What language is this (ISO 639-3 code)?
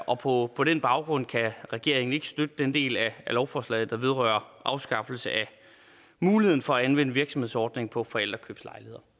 dan